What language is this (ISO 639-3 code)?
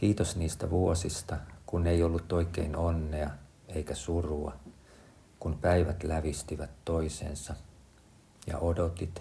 fin